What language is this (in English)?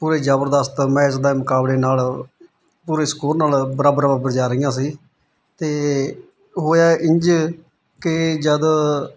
Punjabi